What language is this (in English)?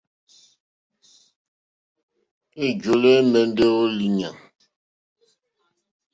Mokpwe